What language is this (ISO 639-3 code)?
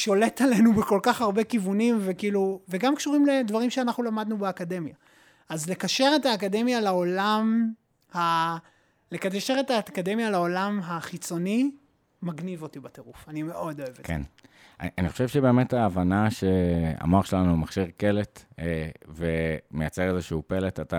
heb